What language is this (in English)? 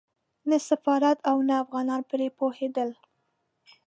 Pashto